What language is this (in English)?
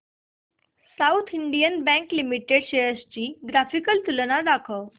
Marathi